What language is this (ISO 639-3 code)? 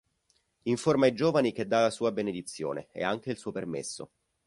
ita